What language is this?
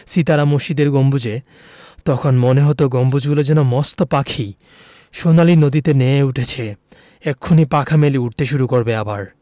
Bangla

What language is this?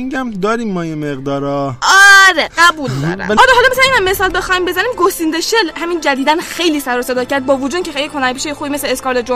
Persian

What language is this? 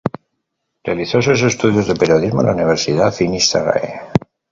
Spanish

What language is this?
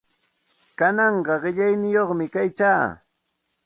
Santa Ana de Tusi Pasco Quechua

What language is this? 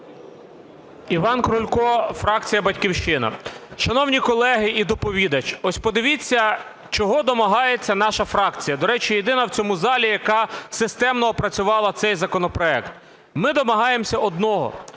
Ukrainian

